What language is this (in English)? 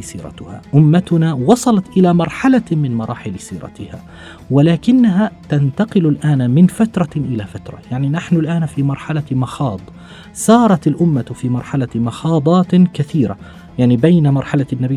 Arabic